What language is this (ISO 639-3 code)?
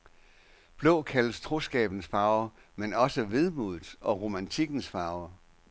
dan